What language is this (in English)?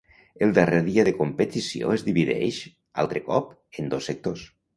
Catalan